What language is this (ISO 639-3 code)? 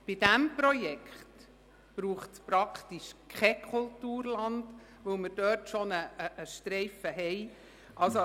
gsw